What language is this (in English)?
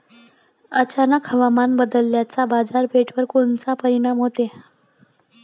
Marathi